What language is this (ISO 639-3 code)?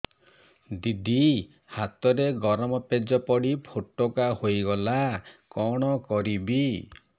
ori